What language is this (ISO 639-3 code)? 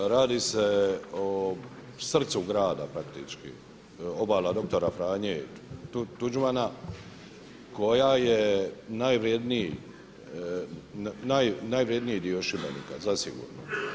hrv